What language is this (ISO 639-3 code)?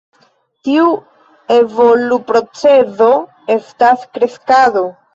epo